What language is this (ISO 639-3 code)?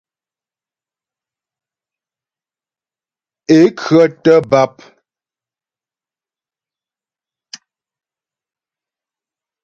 bbj